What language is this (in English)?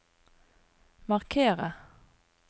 Norwegian